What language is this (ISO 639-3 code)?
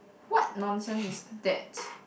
eng